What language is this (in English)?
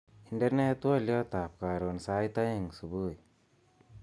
Kalenjin